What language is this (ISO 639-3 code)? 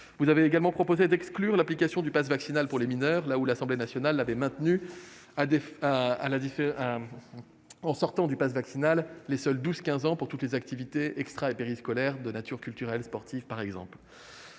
fra